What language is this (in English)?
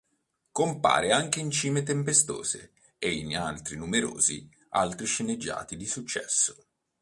Italian